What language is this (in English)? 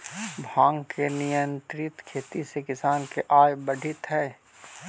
Magahi